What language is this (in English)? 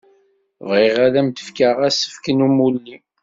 Kabyle